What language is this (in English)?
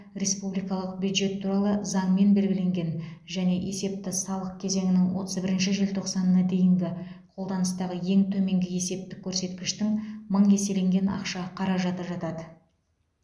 Kazakh